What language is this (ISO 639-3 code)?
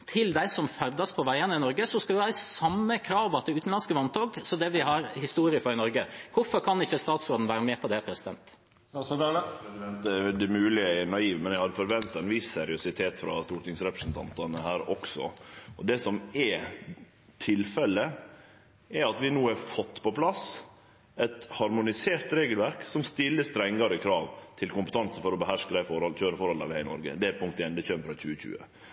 nor